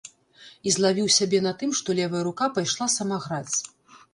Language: Belarusian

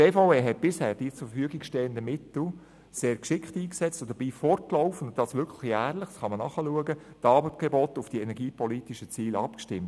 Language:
Swiss German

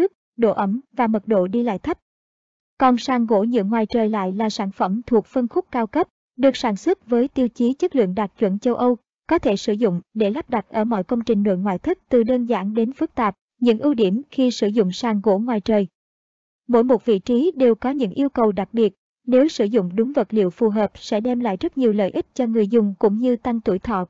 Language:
Vietnamese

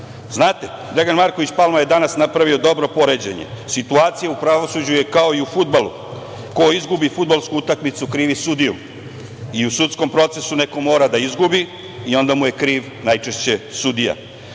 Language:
Serbian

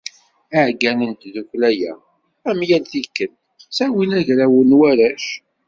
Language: Kabyle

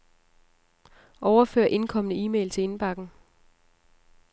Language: Danish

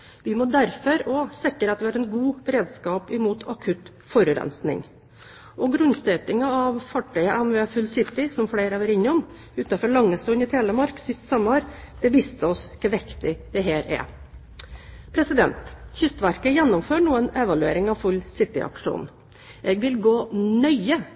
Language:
Norwegian Bokmål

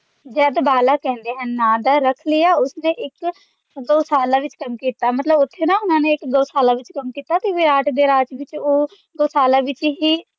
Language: Punjabi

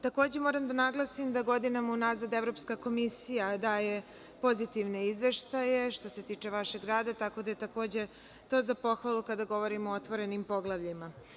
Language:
Serbian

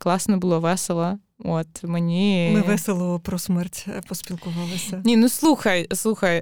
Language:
Ukrainian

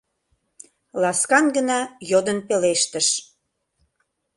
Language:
Mari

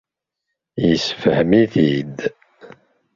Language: Kabyle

